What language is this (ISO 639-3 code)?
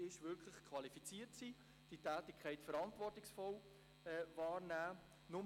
gsw